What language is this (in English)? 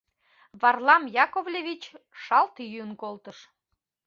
Mari